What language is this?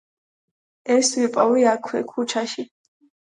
Georgian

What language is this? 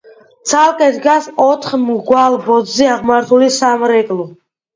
Georgian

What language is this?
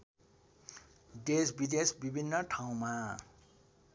Nepali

